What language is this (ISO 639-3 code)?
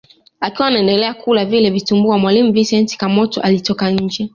swa